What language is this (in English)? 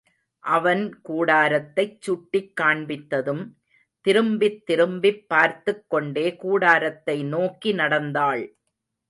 Tamil